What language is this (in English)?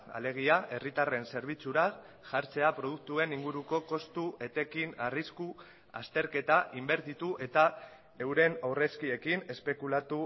Basque